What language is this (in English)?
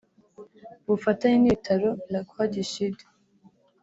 Kinyarwanda